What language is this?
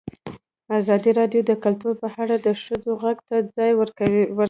Pashto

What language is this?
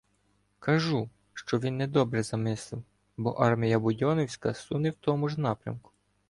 Ukrainian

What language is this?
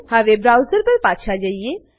Gujarati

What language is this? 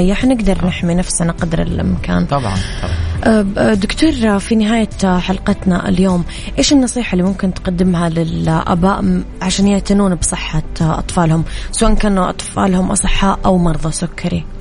Arabic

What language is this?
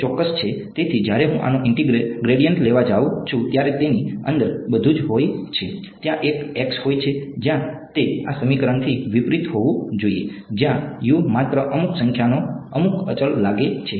Gujarati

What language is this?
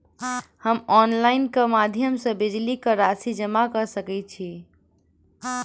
Maithili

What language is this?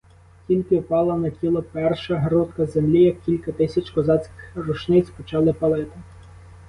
Ukrainian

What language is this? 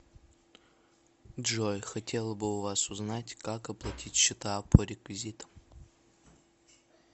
Russian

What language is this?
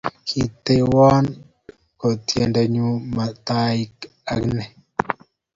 Kalenjin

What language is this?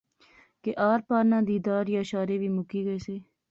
Pahari-Potwari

